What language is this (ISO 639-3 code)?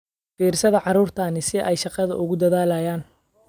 som